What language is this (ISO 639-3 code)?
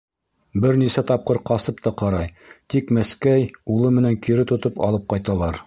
bak